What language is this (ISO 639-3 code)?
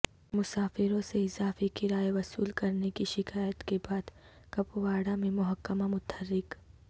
urd